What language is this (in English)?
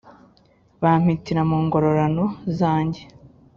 Kinyarwanda